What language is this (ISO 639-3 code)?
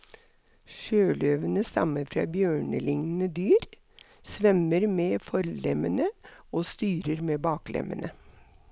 nor